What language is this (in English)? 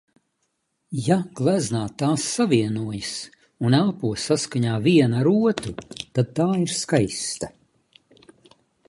Latvian